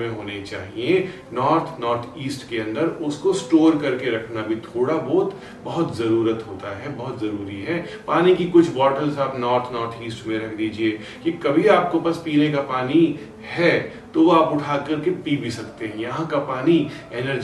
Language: Hindi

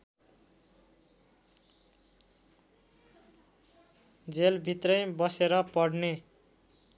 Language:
Nepali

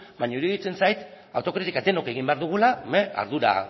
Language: Basque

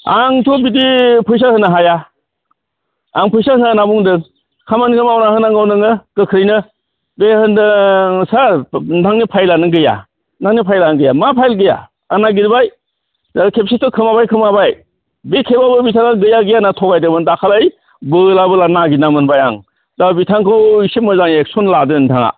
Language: Bodo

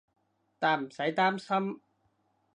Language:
Cantonese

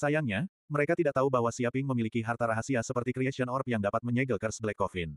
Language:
Indonesian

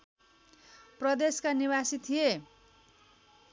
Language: Nepali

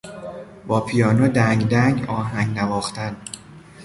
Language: Persian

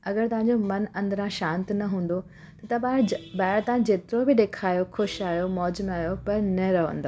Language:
Sindhi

